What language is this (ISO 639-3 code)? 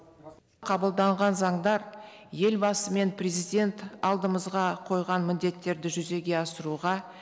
kaz